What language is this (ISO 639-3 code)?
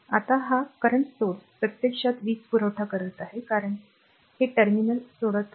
mar